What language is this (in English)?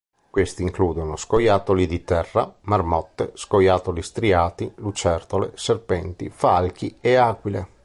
Italian